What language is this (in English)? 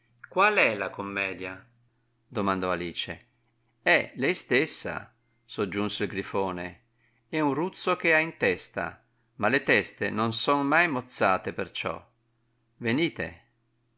Italian